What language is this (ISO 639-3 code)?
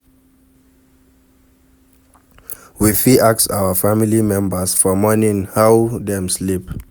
pcm